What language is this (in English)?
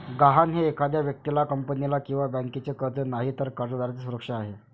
Marathi